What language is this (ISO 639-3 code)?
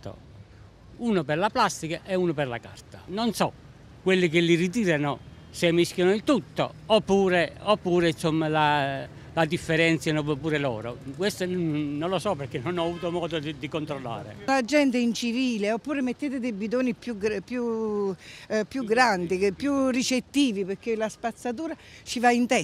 ita